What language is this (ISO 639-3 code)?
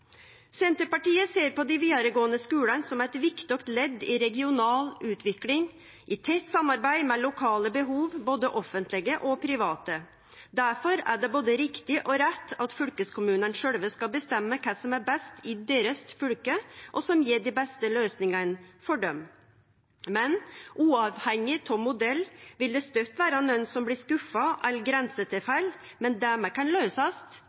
nno